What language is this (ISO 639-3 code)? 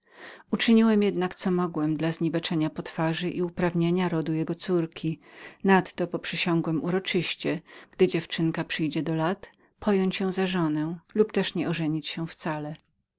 pol